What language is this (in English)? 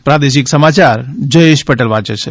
Gujarati